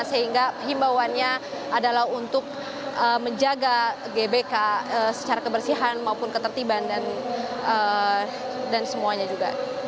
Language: Indonesian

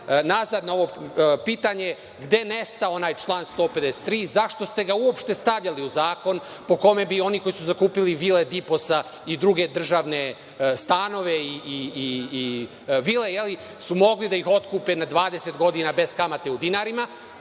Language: Serbian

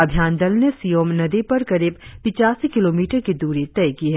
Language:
Hindi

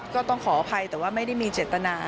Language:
Thai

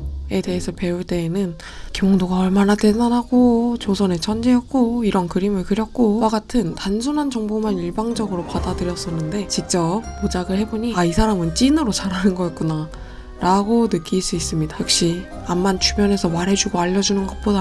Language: Korean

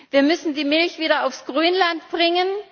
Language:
German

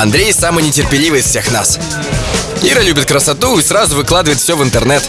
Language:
Russian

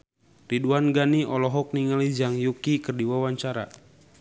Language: Sundanese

